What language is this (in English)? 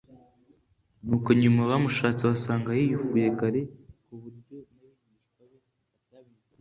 Kinyarwanda